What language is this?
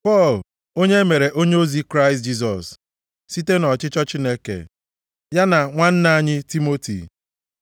Igbo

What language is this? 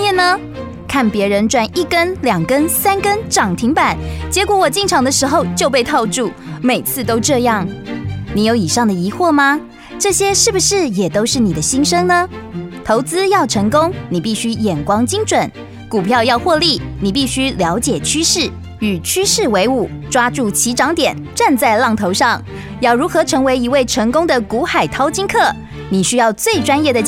Chinese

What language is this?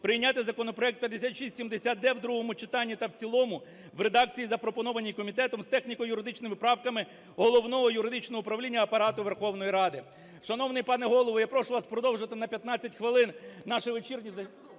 Ukrainian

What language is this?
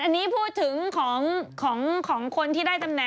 Thai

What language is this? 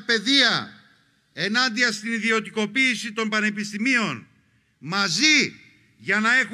Greek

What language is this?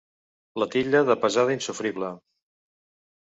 Catalan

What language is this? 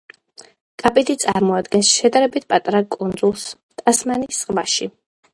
Georgian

